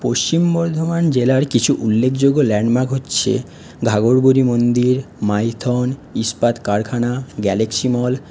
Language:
Bangla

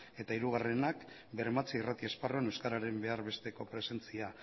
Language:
Basque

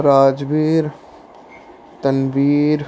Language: Punjabi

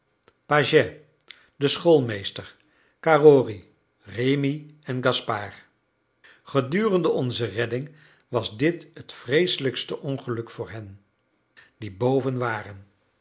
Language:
Dutch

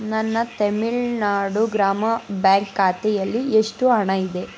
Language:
Kannada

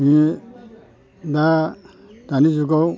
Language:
Bodo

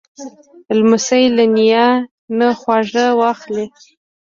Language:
Pashto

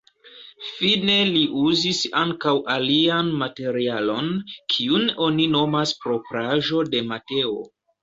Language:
Esperanto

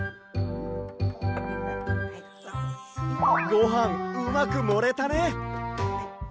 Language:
Japanese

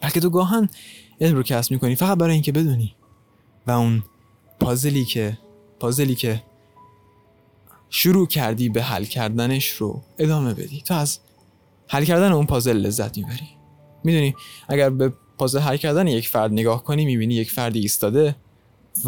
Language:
Persian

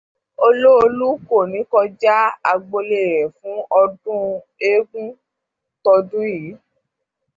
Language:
Yoruba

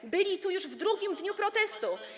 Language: Polish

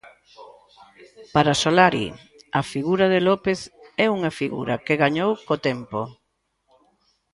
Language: Galician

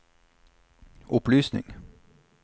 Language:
Norwegian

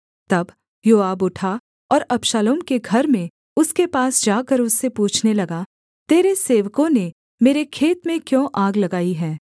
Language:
Hindi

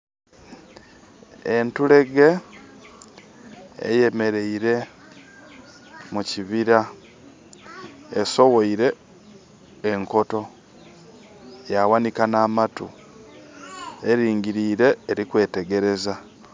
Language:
Soga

